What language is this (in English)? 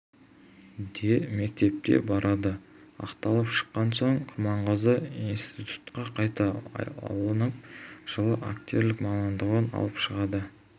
Kazakh